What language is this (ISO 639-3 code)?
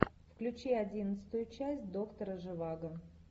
rus